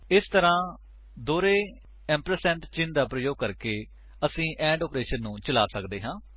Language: Punjabi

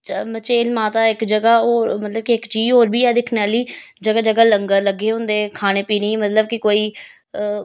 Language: Dogri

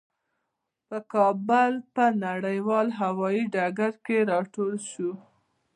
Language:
Pashto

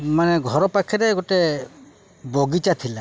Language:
Odia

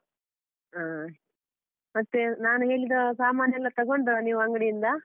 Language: Kannada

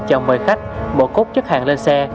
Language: Vietnamese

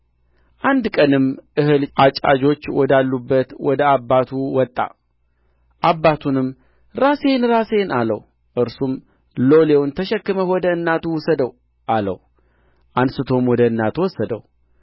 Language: Amharic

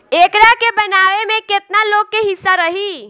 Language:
Bhojpuri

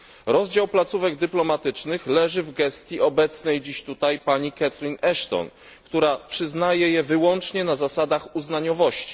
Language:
Polish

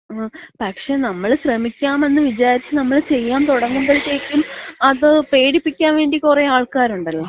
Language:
Malayalam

